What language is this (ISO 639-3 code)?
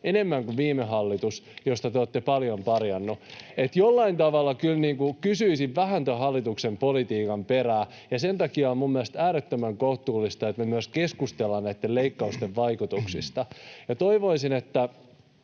fin